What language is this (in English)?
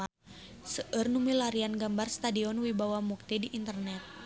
Sundanese